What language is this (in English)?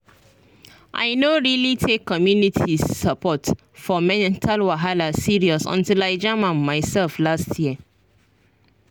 Nigerian Pidgin